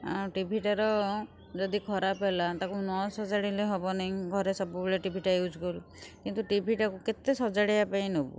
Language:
Odia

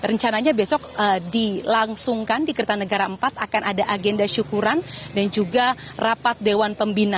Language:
Indonesian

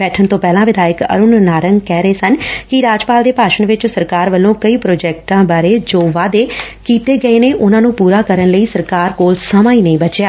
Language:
Punjabi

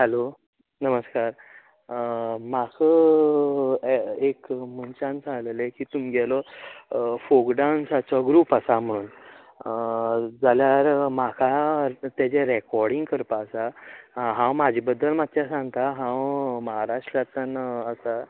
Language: Konkani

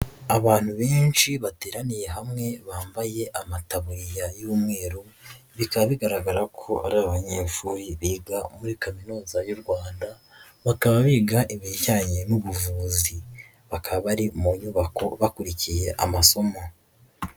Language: Kinyarwanda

